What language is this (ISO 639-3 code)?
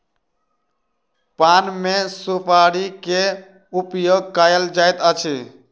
mai